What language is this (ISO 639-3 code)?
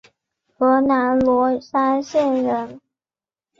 zho